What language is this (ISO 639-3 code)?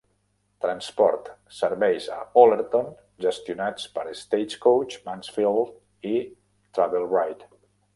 cat